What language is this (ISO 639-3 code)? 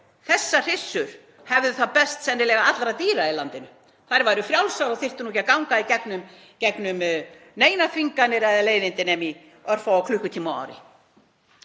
isl